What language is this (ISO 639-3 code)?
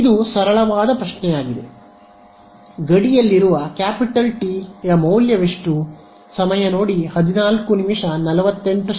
kan